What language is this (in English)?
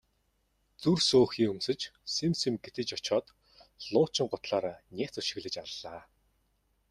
Mongolian